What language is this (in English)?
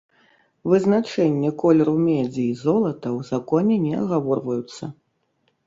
Belarusian